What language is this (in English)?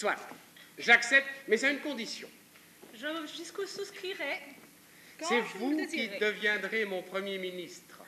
French